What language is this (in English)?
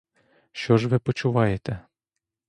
Ukrainian